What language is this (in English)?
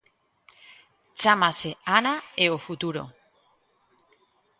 Galician